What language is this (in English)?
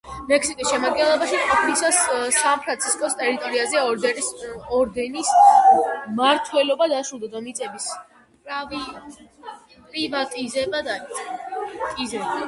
Georgian